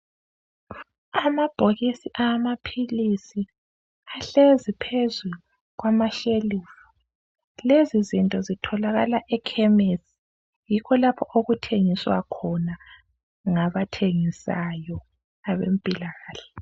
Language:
North Ndebele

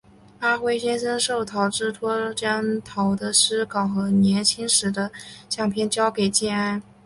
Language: Chinese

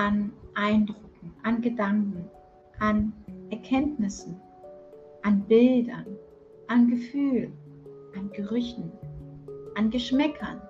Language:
German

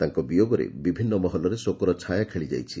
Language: Odia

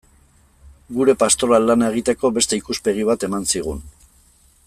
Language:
Basque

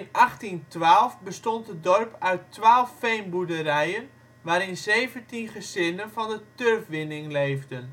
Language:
Dutch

